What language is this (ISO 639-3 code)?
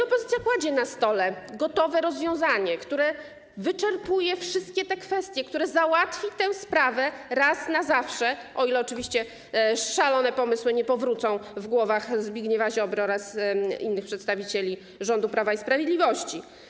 pol